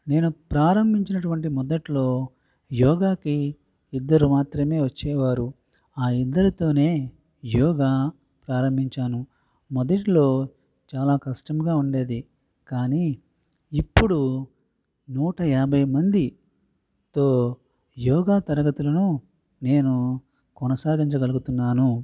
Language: Telugu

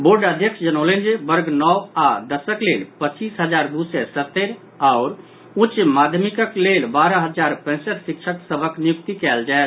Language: Maithili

